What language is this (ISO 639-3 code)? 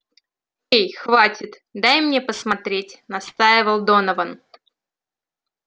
rus